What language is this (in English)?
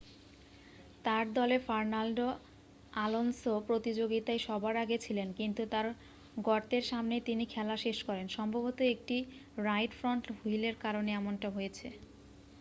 Bangla